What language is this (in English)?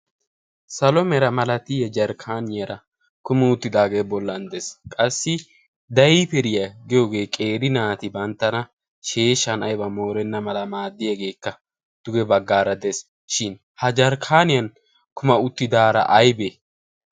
Wolaytta